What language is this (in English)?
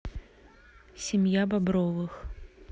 Russian